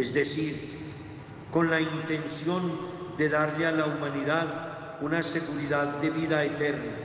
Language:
Spanish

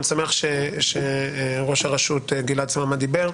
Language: Hebrew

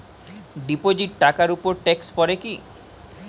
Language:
Bangla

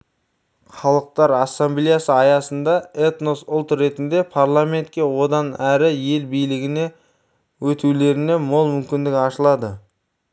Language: Kazakh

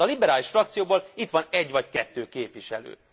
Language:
Hungarian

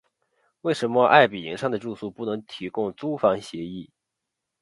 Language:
Chinese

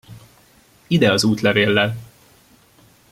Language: Hungarian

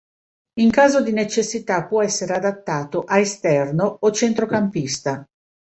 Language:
Italian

